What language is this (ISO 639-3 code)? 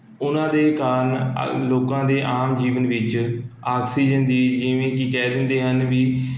pan